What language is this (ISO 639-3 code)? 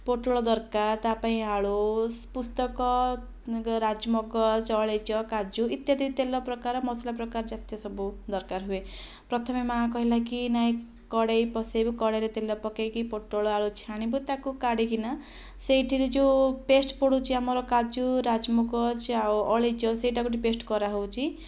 ori